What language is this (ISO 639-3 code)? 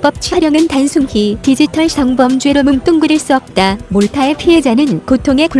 kor